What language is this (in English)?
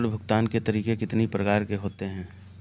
Hindi